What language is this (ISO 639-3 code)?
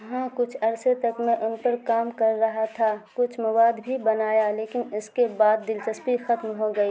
urd